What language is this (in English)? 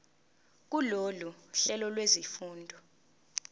Zulu